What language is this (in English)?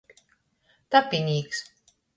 Latgalian